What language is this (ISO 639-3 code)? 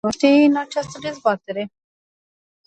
ron